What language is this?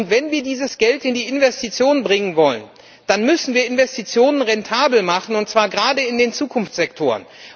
German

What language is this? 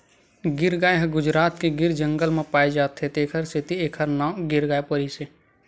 Chhattisgarhi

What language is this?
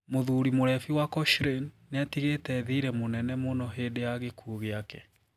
Kikuyu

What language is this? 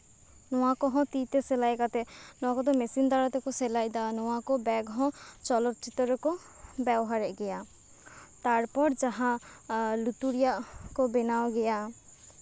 Santali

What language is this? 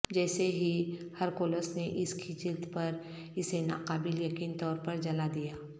Urdu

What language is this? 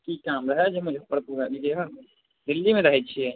Maithili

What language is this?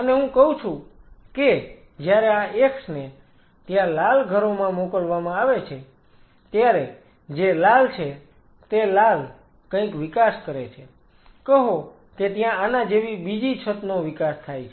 Gujarati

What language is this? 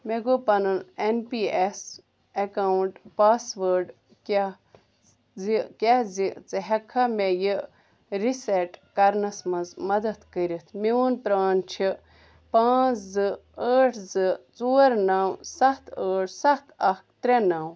Kashmiri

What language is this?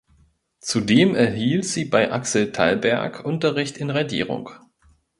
German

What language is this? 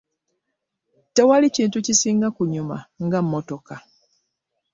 Ganda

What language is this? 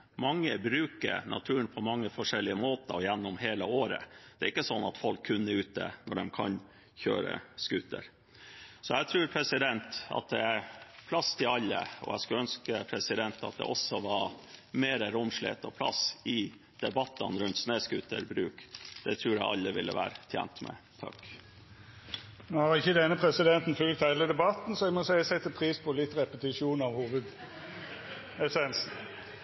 Norwegian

